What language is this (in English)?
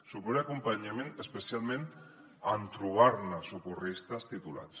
Catalan